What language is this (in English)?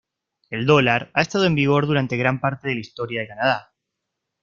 Spanish